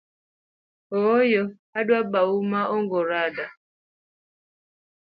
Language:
Luo (Kenya and Tanzania)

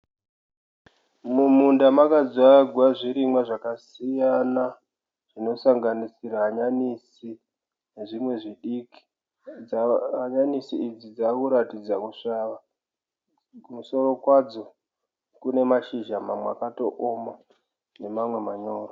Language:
Shona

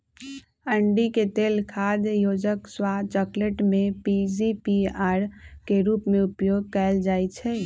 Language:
Magahi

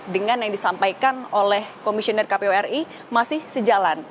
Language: Indonesian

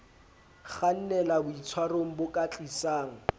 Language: Southern Sotho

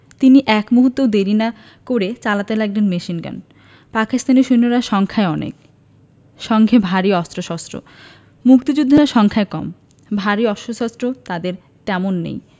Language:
Bangla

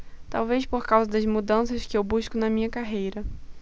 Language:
Portuguese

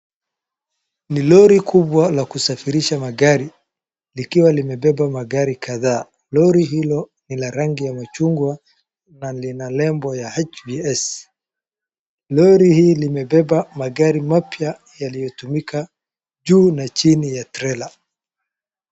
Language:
Swahili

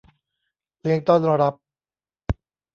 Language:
Thai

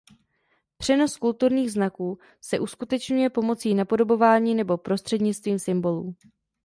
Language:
Czech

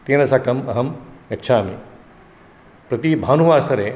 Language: Sanskrit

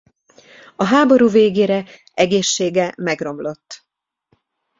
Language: Hungarian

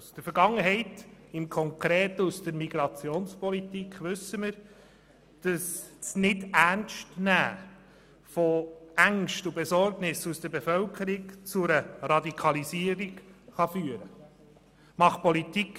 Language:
Swiss German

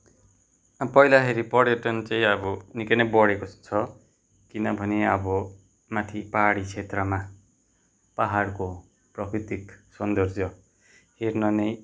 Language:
Nepali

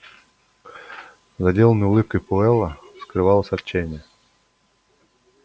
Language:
Russian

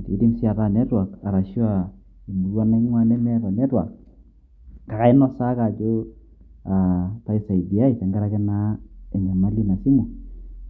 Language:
Masai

